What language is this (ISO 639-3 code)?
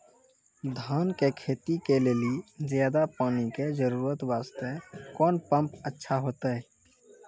mai